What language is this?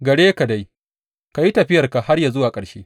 Hausa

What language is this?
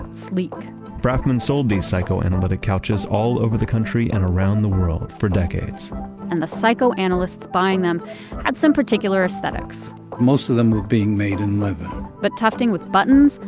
English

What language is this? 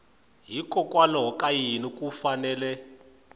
Tsonga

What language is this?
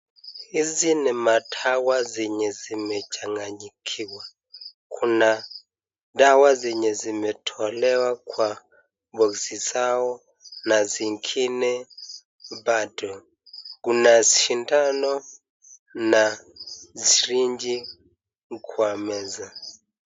Swahili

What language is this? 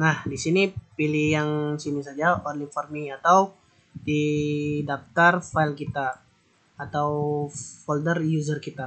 Indonesian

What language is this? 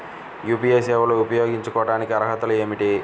Telugu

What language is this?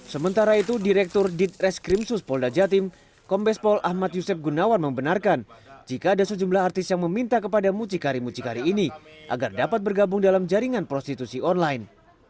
Indonesian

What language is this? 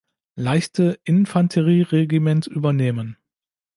German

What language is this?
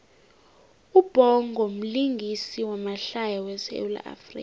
South Ndebele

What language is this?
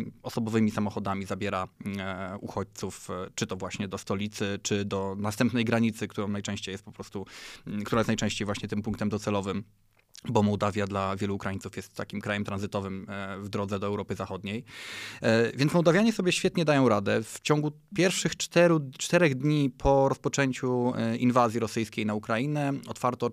Polish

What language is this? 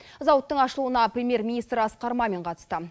Kazakh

